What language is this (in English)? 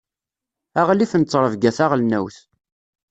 Kabyle